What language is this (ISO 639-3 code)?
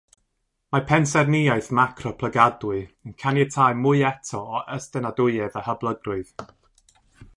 cym